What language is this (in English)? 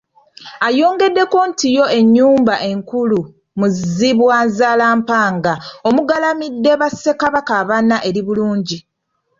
Ganda